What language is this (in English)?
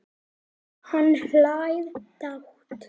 Icelandic